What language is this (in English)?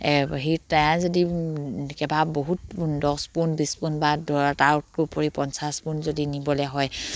Assamese